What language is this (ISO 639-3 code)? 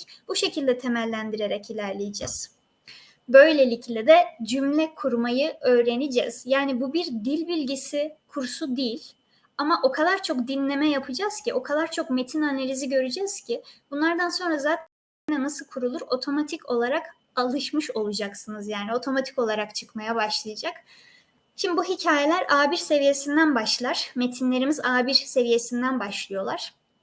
tur